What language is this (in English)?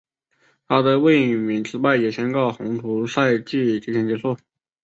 Chinese